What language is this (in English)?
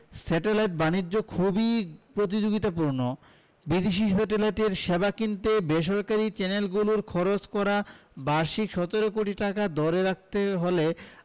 Bangla